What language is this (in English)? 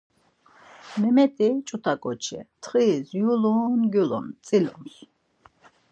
Laz